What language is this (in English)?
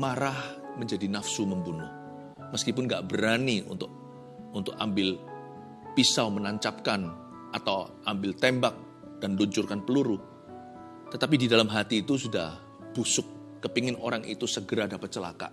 Indonesian